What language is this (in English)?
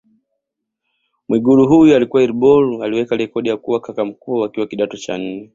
Swahili